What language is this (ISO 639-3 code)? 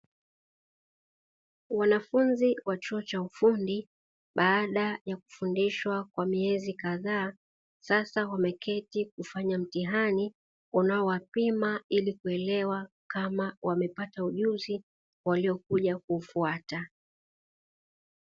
swa